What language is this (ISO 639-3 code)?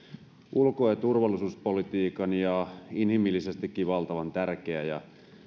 fin